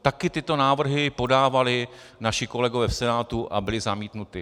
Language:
Czech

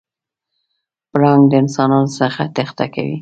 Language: Pashto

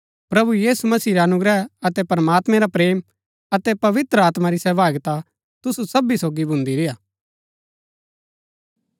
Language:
Gaddi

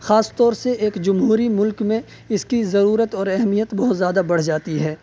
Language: Urdu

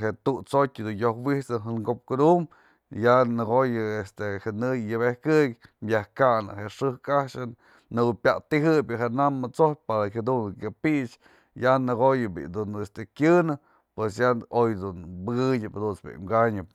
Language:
Mazatlán Mixe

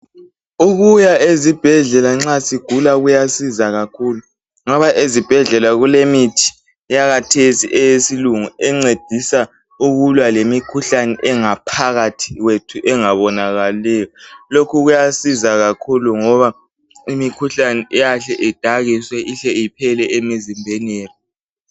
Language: North Ndebele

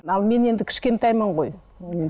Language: Kazakh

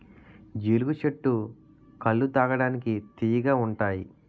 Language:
Telugu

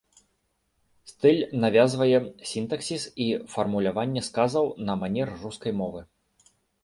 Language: Belarusian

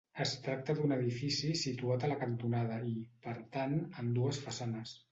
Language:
Catalan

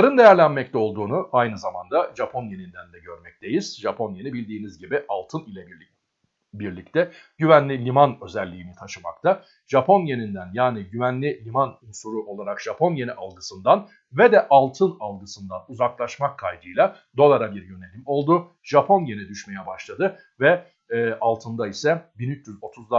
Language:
Turkish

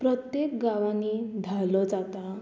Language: Konkani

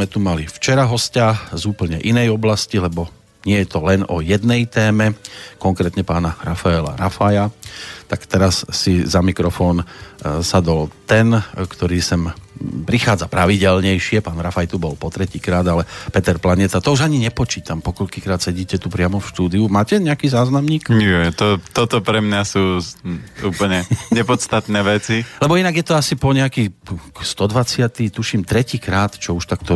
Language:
Slovak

